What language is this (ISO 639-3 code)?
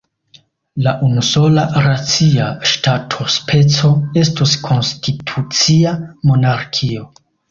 epo